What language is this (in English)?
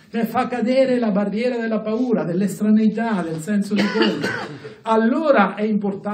Italian